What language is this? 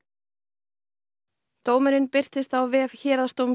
Icelandic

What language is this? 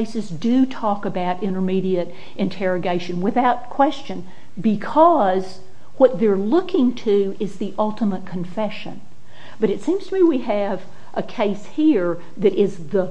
English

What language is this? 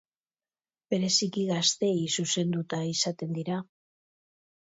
Basque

